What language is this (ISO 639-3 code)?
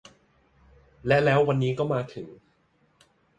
tha